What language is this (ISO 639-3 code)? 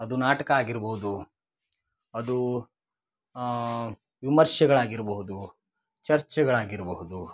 kan